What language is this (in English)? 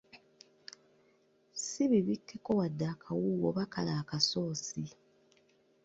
Ganda